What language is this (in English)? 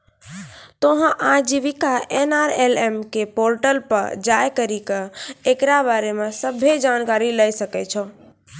Maithili